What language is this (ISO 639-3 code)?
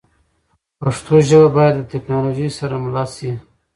pus